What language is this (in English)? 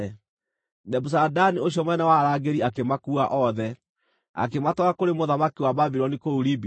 Kikuyu